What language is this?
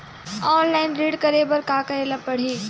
Chhattisgarhi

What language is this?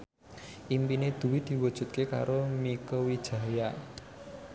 Javanese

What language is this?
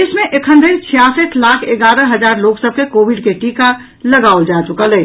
Maithili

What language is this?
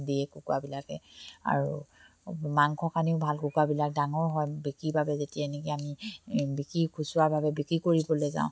Assamese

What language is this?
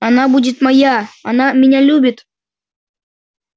Russian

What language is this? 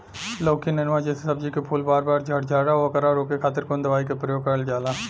Bhojpuri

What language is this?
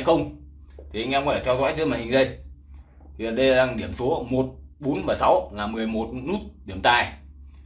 Vietnamese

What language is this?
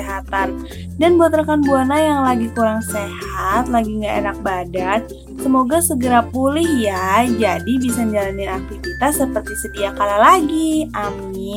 Indonesian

